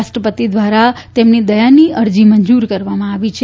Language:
Gujarati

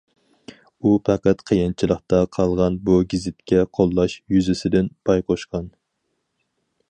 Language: Uyghur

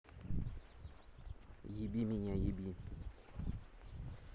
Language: Russian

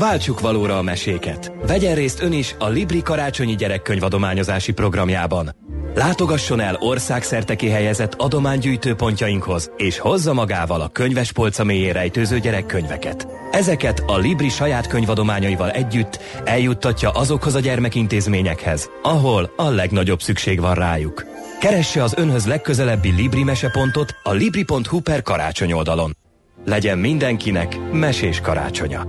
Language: Hungarian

